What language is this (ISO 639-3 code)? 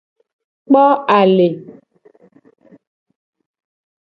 gej